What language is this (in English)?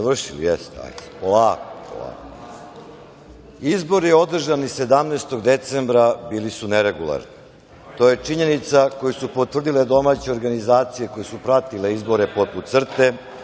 Serbian